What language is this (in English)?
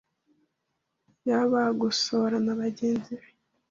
Kinyarwanda